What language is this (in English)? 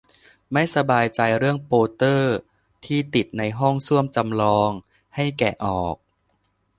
Thai